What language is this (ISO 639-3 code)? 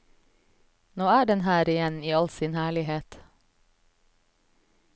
nor